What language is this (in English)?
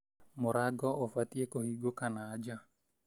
Kikuyu